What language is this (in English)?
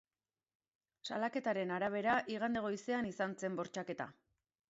Basque